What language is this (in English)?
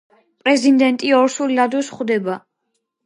Georgian